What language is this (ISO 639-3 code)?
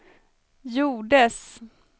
swe